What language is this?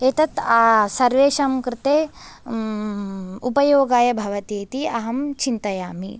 Sanskrit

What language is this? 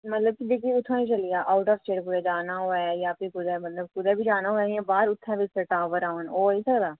Dogri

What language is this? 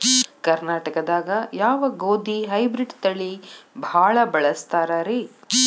Kannada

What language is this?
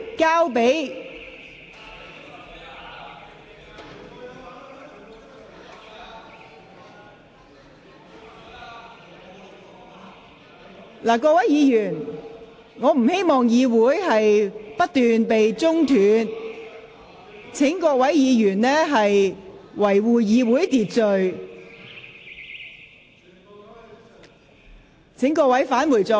Cantonese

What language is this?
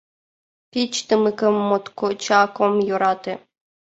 Mari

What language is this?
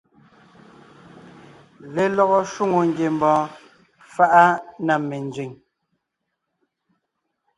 Ngiemboon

